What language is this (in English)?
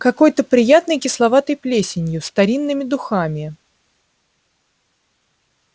Russian